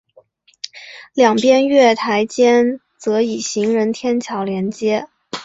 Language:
Chinese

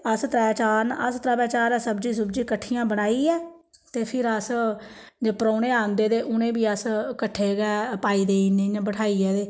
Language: Dogri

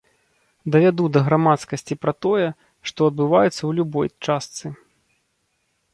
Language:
Belarusian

